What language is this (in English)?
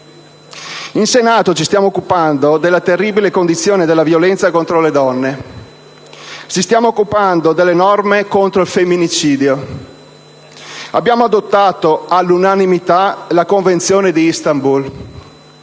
Italian